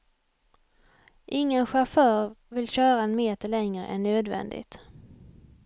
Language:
Swedish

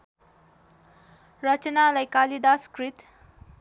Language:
Nepali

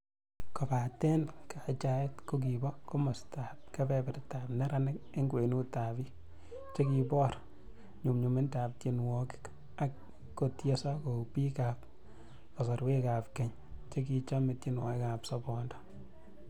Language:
Kalenjin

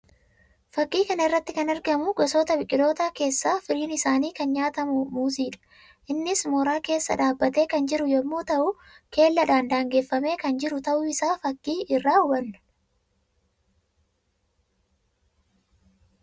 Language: Oromo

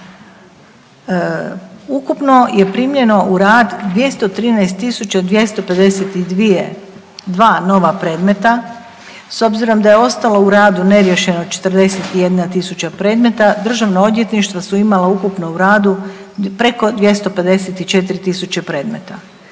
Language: Croatian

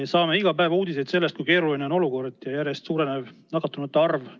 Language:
Estonian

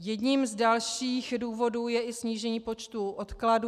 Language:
Czech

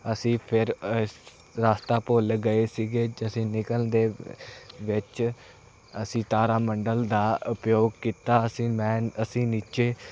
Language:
Punjabi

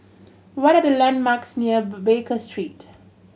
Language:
English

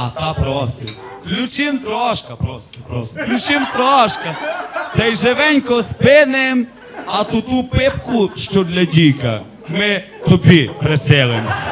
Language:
Ukrainian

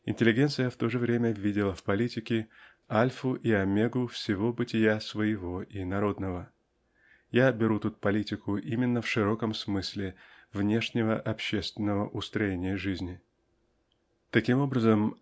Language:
Russian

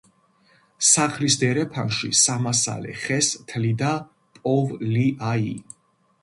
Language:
Georgian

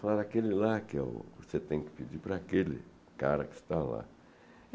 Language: Portuguese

